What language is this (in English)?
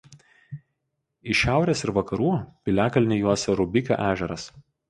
Lithuanian